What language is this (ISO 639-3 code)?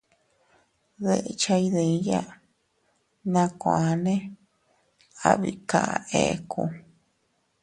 cut